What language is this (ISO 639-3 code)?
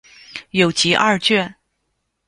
zho